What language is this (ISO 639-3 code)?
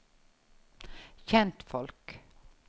nor